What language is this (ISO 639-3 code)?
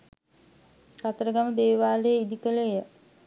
sin